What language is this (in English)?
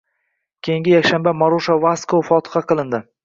Uzbek